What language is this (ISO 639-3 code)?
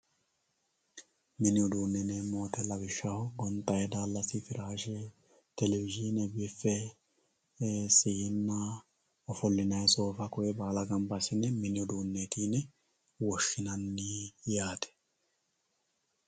sid